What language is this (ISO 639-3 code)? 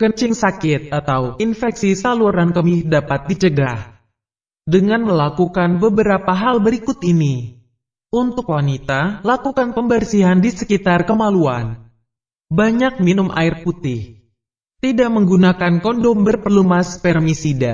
ind